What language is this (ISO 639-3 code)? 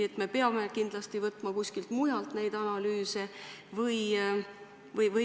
est